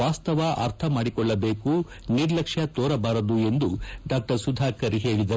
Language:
Kannada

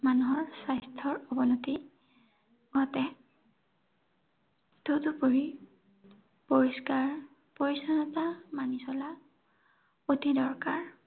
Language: Assamese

